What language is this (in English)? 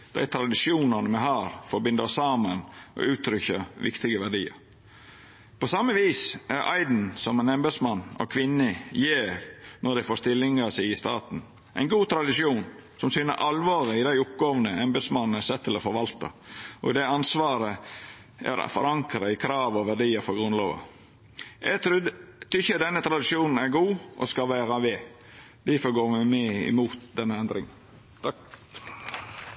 Norwegian Nynorsk